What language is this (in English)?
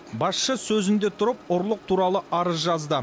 Kazakh